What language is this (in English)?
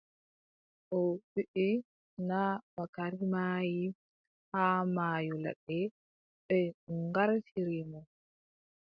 Adamawa Fulfulde